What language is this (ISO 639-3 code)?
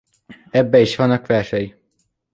hun